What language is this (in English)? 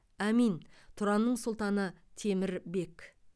Kazakh